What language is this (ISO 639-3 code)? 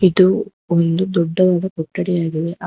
kan